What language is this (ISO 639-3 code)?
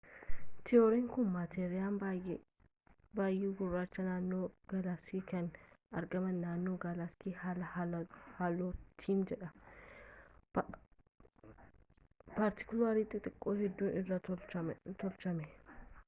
orm